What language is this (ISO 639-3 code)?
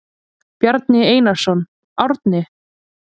isl